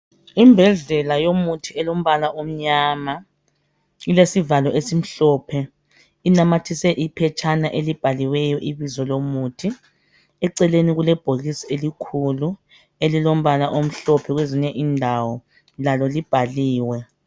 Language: North Ndebele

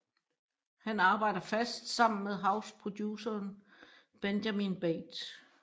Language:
Danish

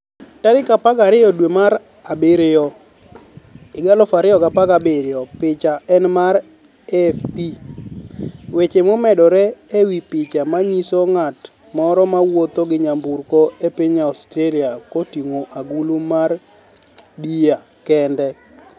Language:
Luo (Kenya and Tanzania)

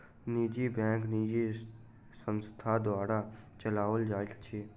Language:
Maithili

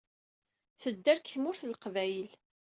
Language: Kabyle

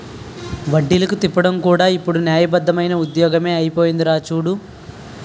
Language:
Telugu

